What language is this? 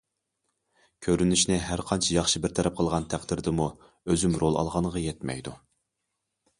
Uyghur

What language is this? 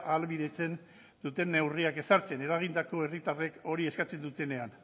Basque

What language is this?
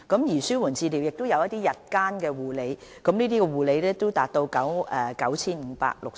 Cantonese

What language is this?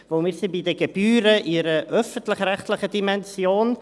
Swiss German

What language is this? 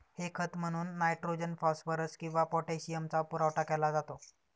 Marathi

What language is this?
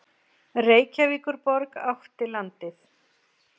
Icelandic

